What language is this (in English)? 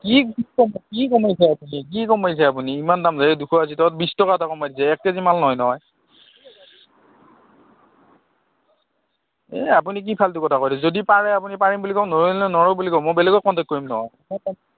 Assamese